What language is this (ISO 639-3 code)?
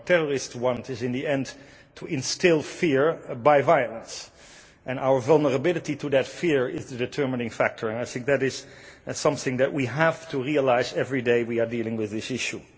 eng